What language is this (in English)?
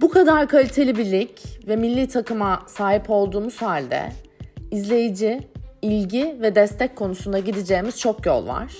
Turkish